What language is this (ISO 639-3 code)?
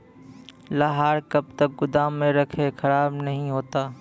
mai